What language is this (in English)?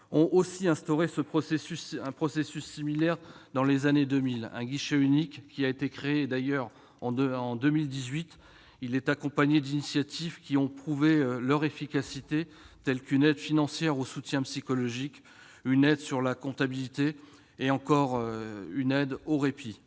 French